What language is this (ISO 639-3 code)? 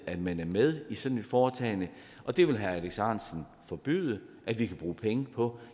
dan